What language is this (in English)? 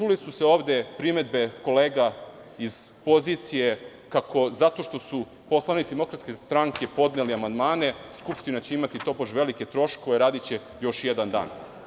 Serbian